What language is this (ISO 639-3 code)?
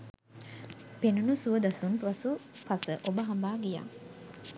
sin